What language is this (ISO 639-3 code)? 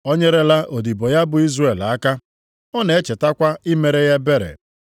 ibo